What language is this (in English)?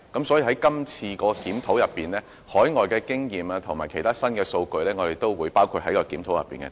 Cantonese